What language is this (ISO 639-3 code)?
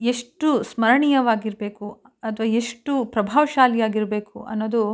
kan